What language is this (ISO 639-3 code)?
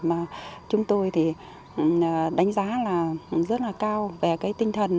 vie